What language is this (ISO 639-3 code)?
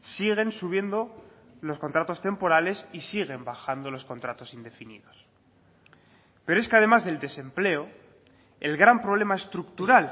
spa